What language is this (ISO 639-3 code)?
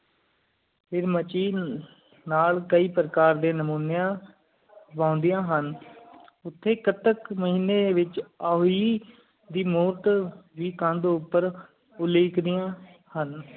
pan